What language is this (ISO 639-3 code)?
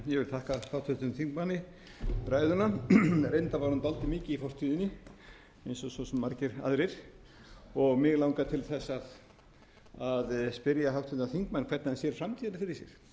isl